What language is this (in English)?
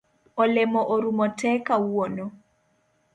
Luo (Kenya and Tanzania)